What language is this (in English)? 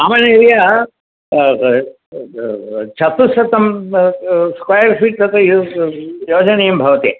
Sanskrit